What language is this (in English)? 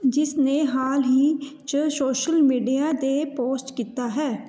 Punjabi